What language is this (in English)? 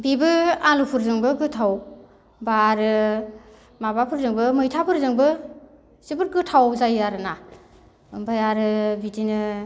Bodo